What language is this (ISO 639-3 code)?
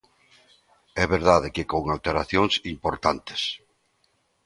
glg